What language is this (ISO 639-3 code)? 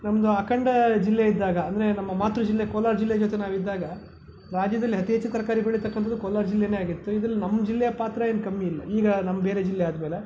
kan